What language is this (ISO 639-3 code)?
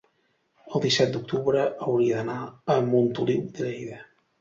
cat